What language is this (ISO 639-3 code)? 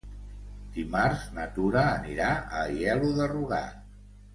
cat